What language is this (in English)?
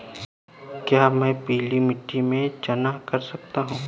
Hindi